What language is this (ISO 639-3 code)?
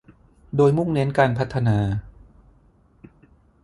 tha